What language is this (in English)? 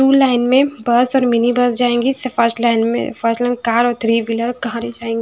Hindi